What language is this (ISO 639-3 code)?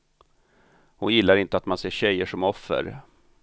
swe